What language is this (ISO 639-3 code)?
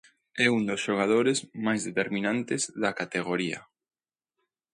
glg